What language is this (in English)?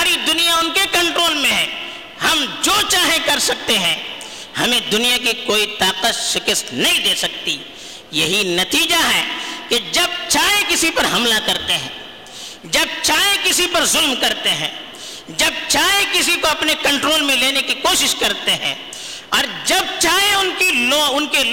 Urdu